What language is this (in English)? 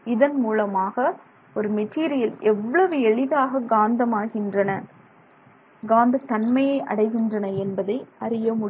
Tamil